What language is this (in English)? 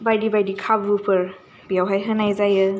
Bodo